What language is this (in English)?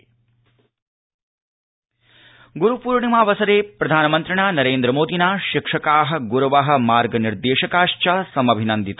Sanskrit